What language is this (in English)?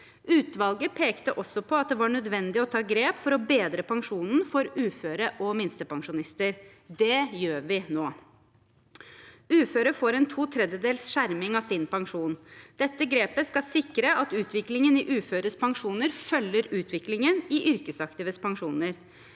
Norwegian